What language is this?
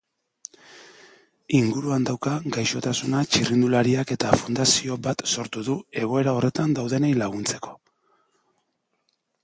Basque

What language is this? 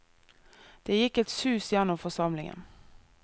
Norwegian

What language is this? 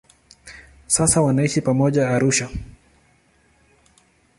Swahili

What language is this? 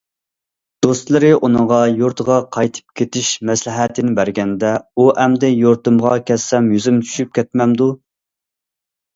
Uyghur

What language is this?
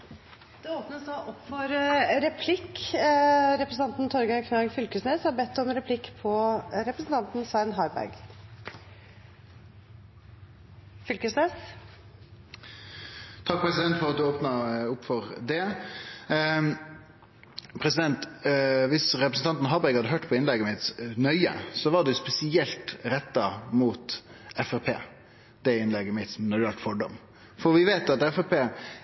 Norwegian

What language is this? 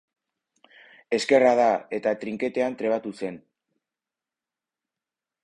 Basque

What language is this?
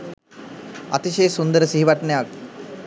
Sinhala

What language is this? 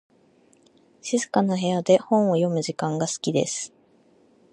Japanese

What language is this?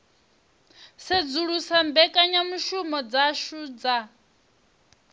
Venda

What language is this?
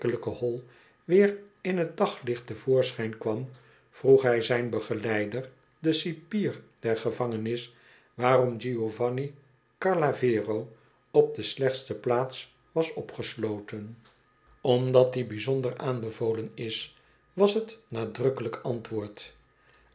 Dutch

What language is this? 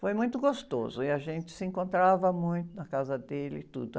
Portuguese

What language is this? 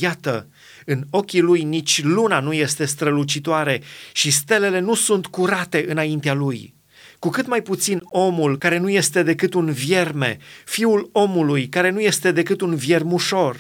Romanian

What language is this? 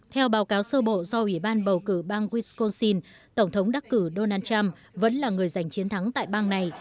Vietnamese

